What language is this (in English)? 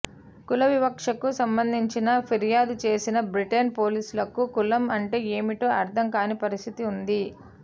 Telugu